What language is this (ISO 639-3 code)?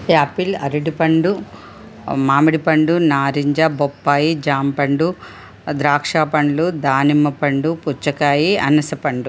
tel